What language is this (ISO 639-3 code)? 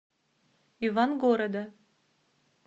rus